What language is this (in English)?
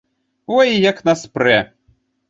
Belarusian